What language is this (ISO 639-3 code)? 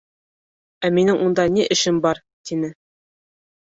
bak